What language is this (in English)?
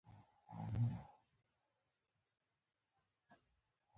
Pashto